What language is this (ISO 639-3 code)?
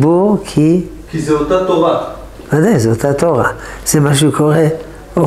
heb